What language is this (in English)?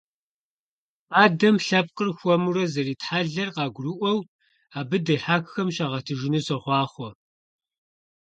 Kabardian